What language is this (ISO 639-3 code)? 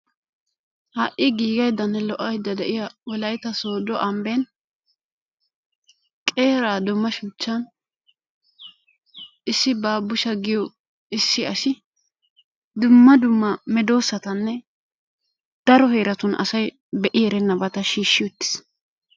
wal